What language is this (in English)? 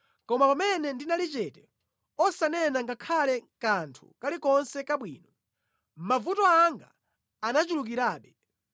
Nyanja